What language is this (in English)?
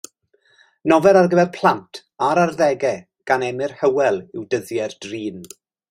Welsh